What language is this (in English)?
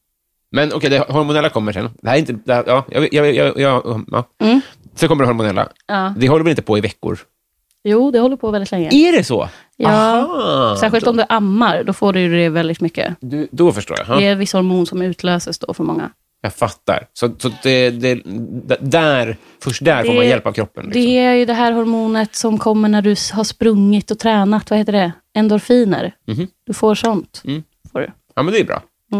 Swedish